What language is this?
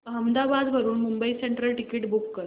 Marathi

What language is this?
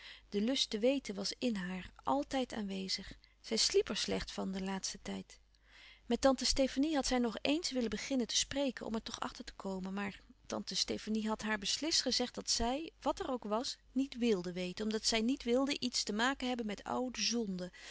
Dutch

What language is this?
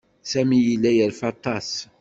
Kabyle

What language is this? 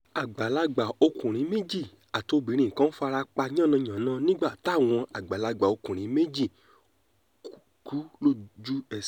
Yoruba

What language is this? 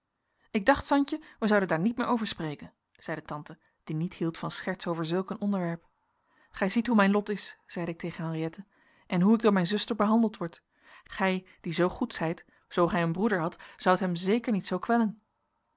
Dutch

